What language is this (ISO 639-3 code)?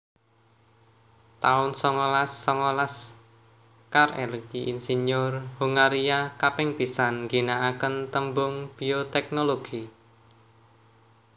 jav